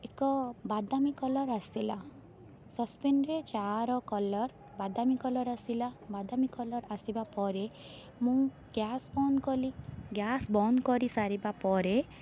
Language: Odia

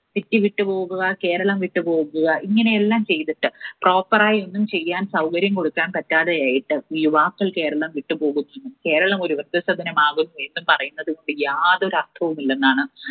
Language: Malayalam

